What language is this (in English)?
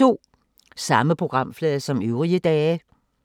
Danish